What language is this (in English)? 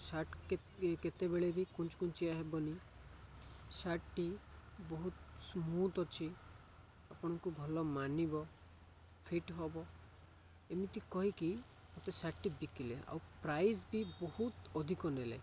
Odia